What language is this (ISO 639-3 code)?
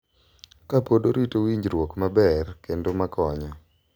luo